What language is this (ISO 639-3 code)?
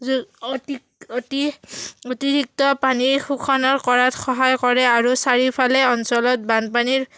asm